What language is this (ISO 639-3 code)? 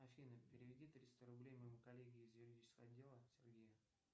rus